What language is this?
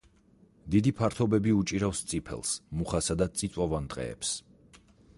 Georgian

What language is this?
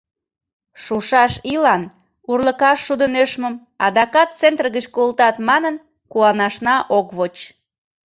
Mari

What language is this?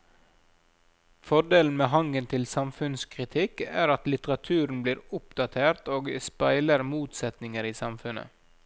Norwegian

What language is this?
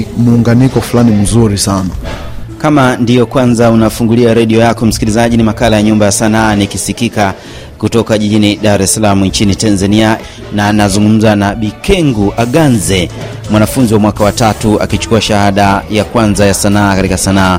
Swahili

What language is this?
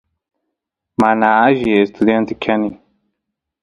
Santiago del Estero Quichua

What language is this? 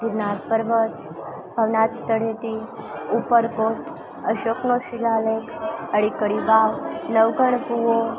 Gujarati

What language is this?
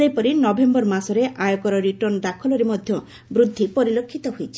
Odia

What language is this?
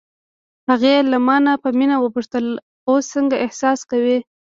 Pashto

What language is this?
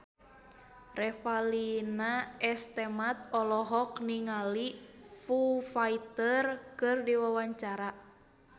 Sundanese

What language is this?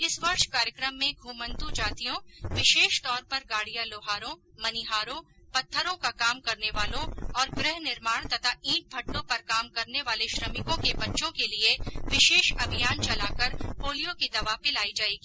Hindi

